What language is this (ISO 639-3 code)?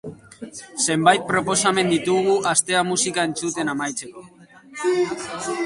eus